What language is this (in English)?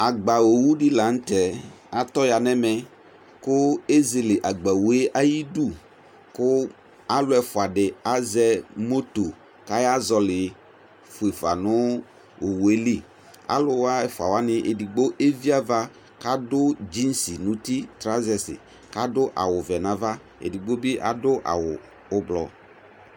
Ikposo